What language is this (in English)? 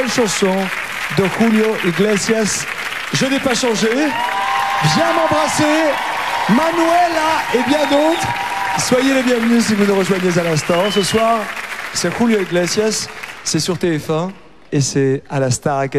French